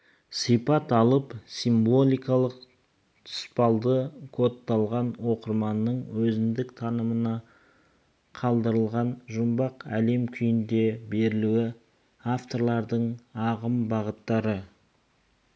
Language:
Kazakh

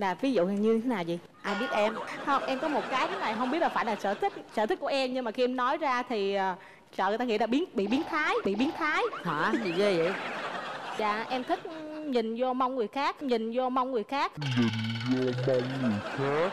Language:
Vietnamese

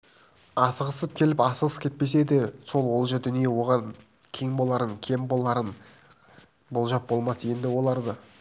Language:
Kazakh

